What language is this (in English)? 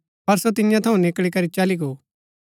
Gaddi